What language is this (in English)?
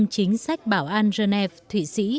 Vietnamese